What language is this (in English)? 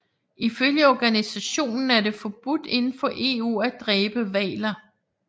Danish